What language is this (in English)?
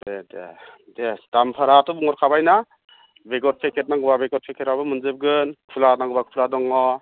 Bodo